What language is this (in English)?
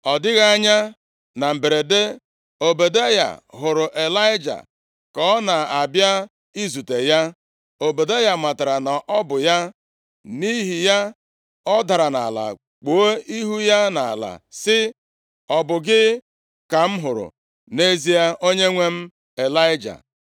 Igbo